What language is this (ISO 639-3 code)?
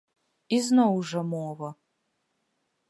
bel